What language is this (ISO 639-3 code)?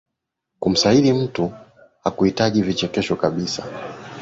swa